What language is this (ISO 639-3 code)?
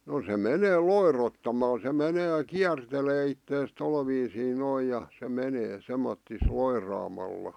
fin